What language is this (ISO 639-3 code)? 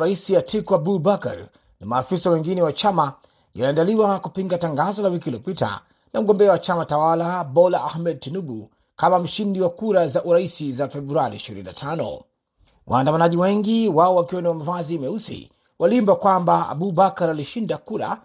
swa